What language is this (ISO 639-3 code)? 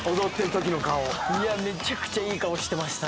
jpn